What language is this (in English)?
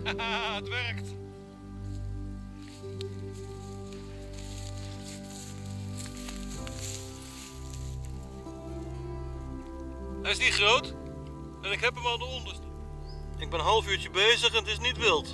Dutch